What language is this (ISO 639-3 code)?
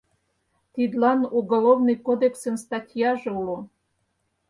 chm